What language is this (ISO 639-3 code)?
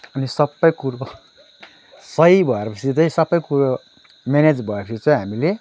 nep